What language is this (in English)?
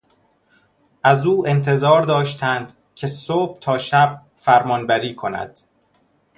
Persian